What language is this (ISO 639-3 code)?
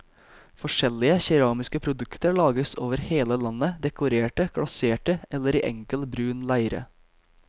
nor